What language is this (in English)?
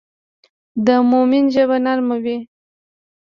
Pashto